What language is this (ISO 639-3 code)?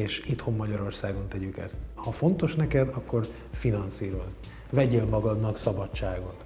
hun